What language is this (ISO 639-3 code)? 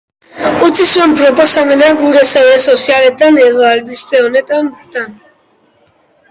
eus